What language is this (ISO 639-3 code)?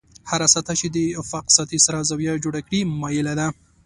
pus